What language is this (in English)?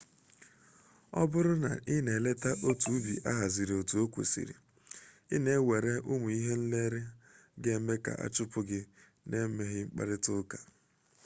Igbo